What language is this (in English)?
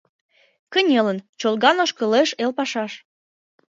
Mari